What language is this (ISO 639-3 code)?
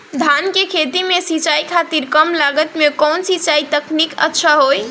bho